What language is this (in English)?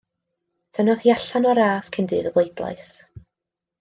Welsh